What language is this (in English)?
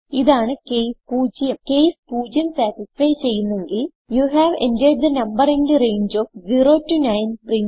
Malayalam